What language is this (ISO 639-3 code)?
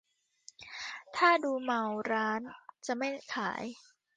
tha